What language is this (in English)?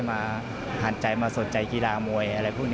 Thai